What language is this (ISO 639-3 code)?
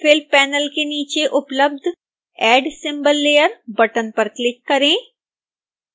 hin